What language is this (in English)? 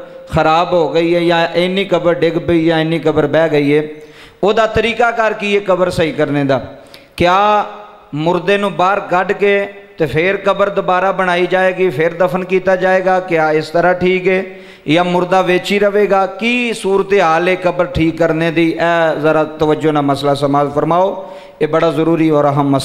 Punjabi